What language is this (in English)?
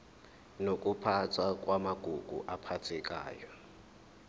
Zulu